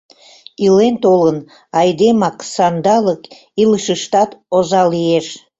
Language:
Mari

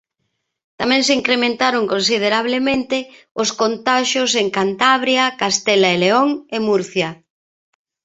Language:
Galician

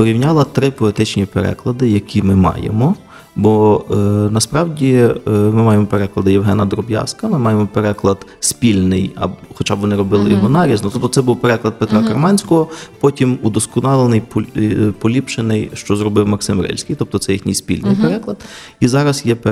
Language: Ukrainian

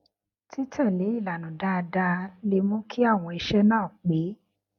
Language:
Yoruba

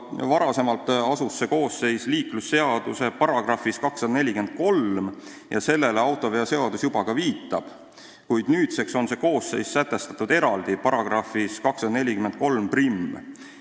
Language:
Estonian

